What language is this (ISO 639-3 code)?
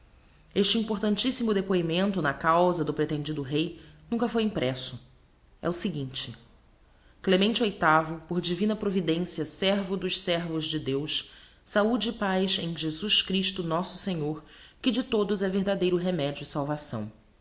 por